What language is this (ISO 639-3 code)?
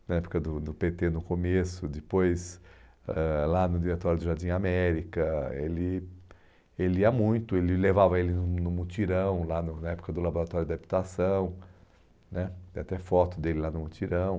por